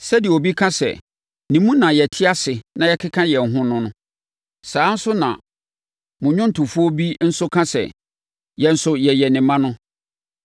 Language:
Akan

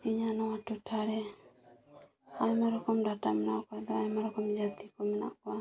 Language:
Santali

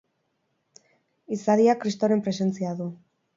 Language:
Basque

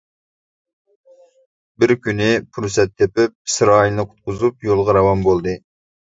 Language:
Uyghur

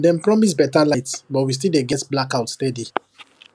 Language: Nigerian Pidgin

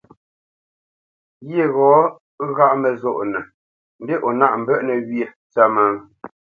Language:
Bamenyam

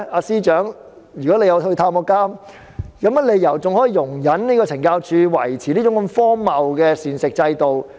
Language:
Cantonese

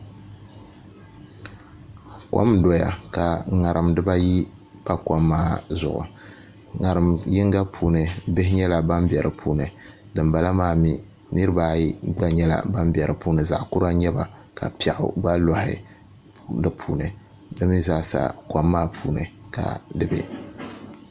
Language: Dagbani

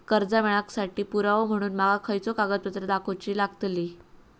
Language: Marathi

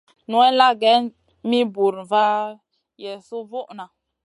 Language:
Masana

